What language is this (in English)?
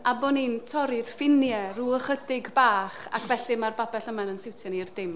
Welsh